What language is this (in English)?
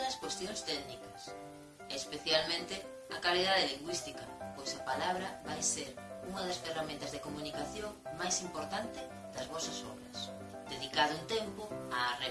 Galician